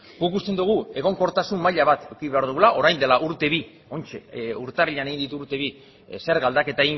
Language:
Basque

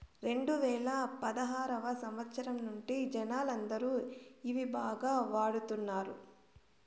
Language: Telugu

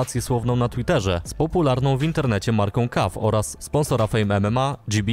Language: Polish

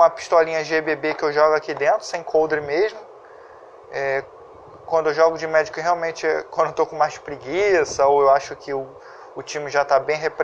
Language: Portuguese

